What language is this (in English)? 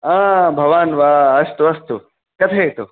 Sanskrit